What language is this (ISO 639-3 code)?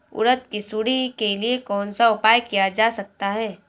hin